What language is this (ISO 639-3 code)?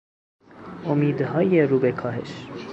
fas